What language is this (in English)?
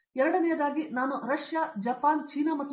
Kannada